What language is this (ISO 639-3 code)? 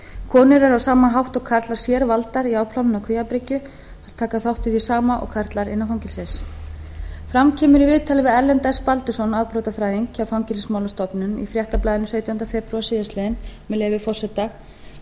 isl